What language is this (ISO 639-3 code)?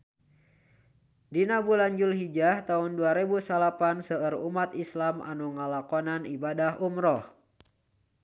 sun